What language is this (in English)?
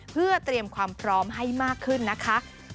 Thai